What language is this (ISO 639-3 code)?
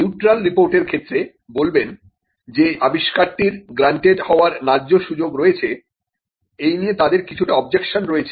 ben